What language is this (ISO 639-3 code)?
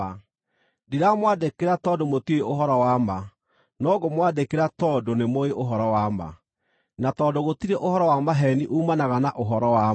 kik